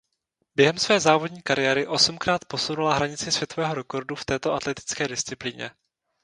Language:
Czech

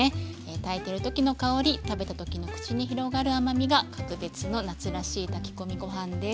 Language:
Japanese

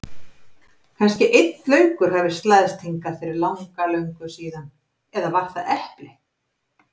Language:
Icelandic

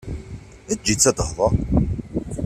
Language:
Kabyle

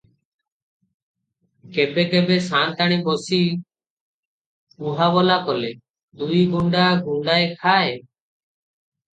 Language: Odia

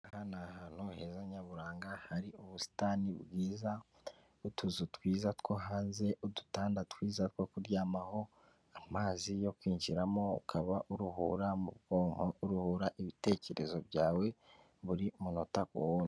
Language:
Kinyarwanda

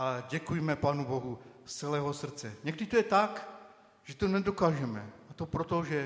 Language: Czech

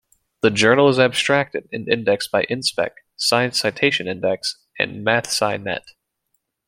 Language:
English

